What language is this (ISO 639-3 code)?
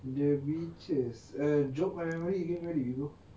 eng